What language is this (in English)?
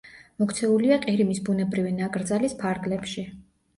Georgian